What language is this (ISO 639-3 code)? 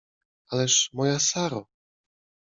pol